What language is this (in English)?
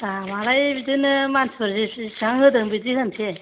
Bodo